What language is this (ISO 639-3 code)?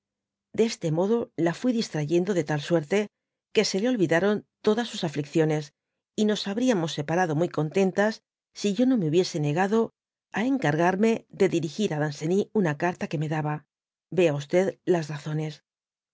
spa